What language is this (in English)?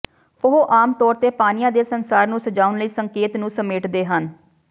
Punjabi